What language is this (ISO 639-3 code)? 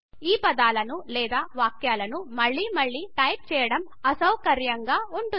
tel